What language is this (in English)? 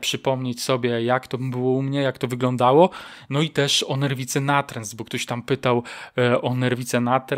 Polish